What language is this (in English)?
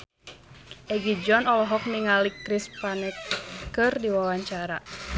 Sundanese